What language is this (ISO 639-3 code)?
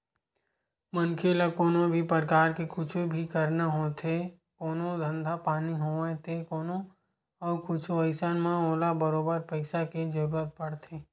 hne